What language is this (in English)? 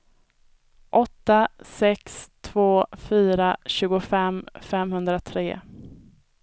Swedish